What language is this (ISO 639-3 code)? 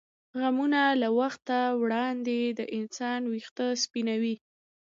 pus